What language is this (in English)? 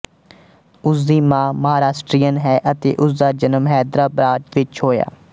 Punjabi